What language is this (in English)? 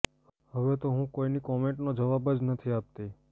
Gujarati